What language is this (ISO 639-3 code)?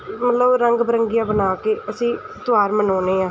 pan